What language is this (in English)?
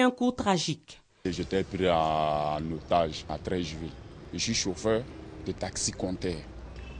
French